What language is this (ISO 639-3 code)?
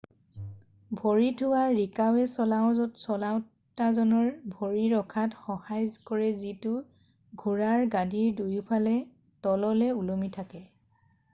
asm